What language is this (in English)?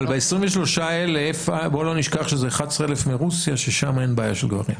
Hebrew